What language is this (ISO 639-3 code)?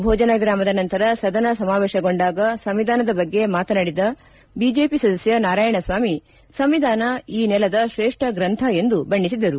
kan